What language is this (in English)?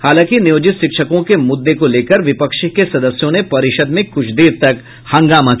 Hindi